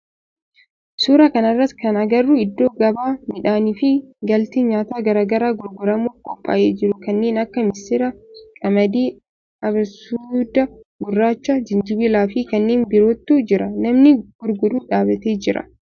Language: Oromo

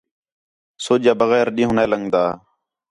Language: Khetrani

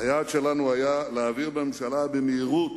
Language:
Hebrew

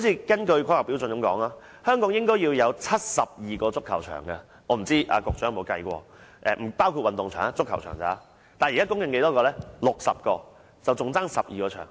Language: Cantonese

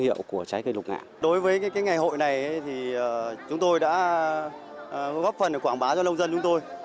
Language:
Vietnamese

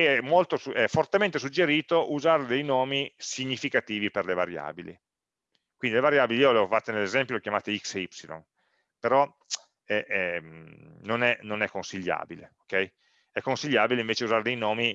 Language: Italian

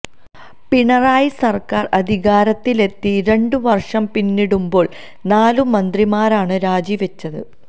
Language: Malayalam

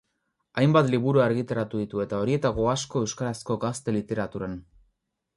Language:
Basque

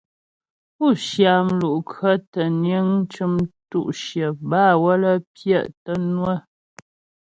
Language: Ghomala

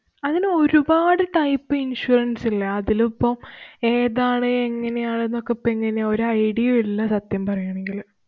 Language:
Malayalam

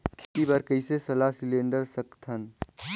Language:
Chhattisgarhi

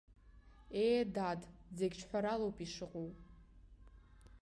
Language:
Abkhazian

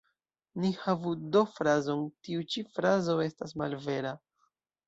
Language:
Esperanto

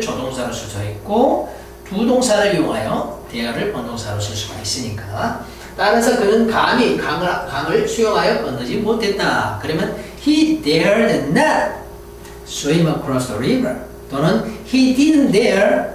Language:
Korean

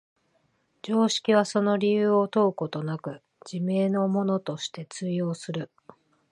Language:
Japanese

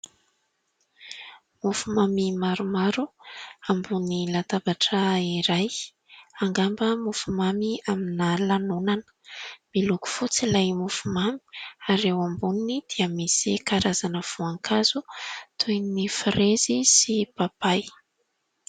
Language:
Malagasy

